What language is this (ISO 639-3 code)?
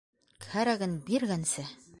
bak